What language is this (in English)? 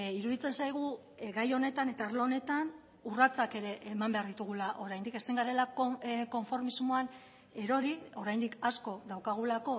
Basque